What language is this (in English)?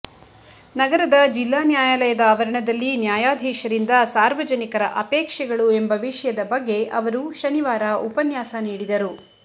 Kannada